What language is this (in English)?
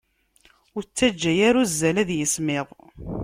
Kabyle